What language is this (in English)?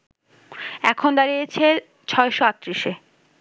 Bangla